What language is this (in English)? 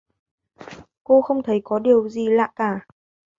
Vietnamese